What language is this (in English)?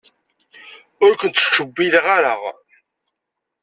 Kabyle